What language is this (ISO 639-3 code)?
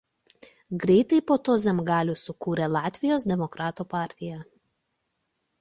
lit